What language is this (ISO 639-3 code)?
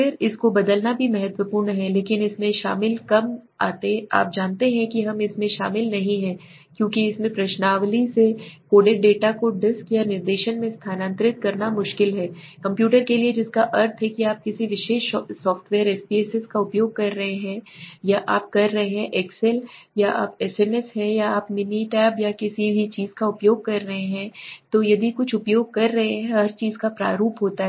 hin